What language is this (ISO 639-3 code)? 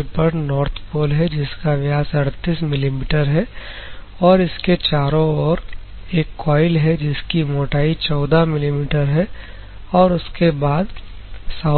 hin